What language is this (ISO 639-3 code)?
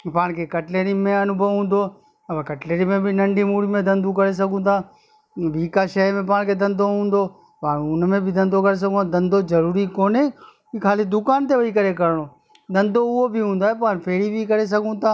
snd